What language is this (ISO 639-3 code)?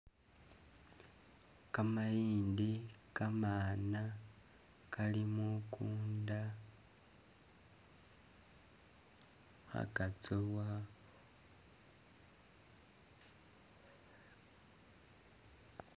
myx